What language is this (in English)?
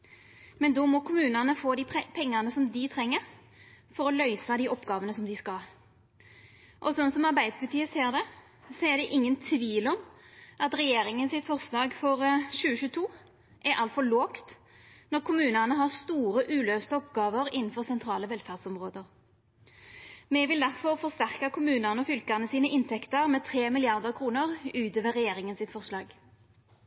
Norwegian Nynorsk